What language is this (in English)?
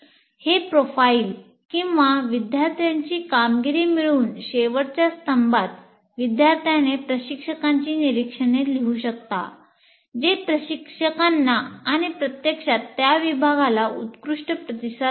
Marathi